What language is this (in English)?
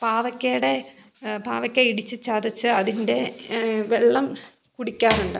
Malayalam